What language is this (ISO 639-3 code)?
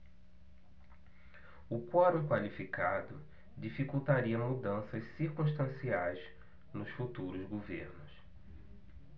por